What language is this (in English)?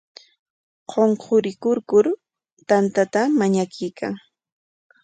Corongo Ancash Quechua